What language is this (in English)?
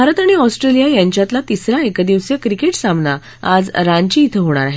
Marathi